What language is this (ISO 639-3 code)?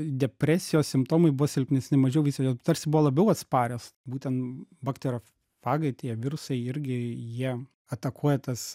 lit